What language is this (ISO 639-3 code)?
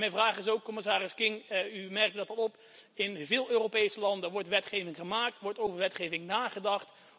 nld